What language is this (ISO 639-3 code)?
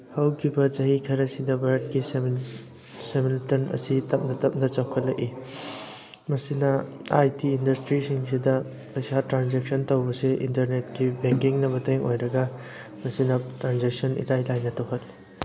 mni